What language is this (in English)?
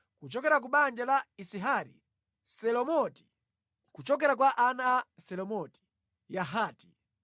Nyanja